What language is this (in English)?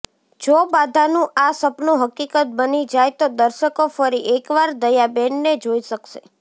Gujarati